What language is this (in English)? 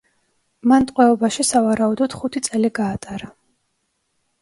Georgian